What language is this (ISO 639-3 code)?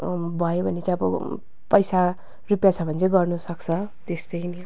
nep